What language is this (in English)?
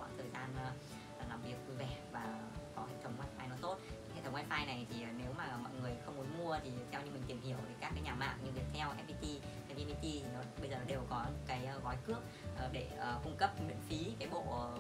Vietnamese